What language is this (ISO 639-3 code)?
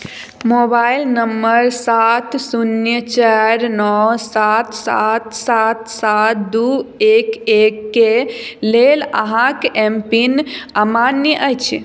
mai